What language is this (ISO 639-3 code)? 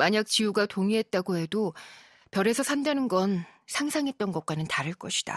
kor